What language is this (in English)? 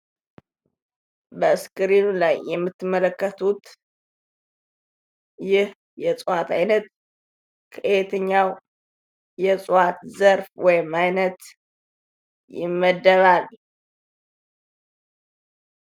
Amharic